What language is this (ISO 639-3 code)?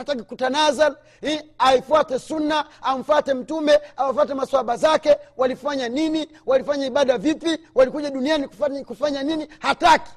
swa